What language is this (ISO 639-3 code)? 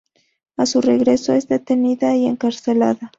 spa